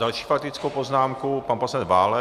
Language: Czech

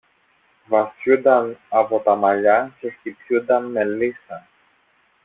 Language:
Greek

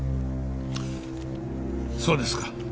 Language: Japanese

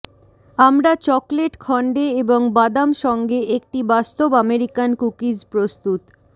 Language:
Bangla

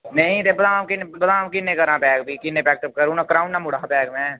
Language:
Dogri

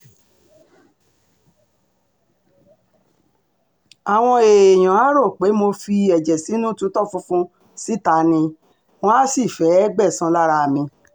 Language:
Yoruba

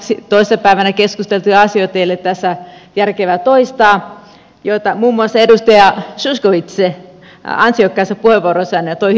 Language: Finnish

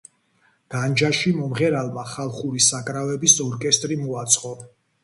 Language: Georgian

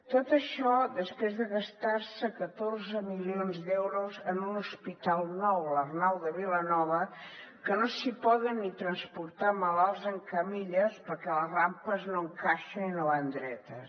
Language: Catalan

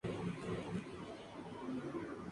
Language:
Spanish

